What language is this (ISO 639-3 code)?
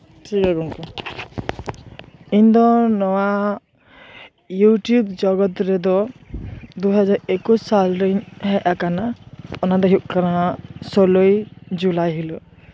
sat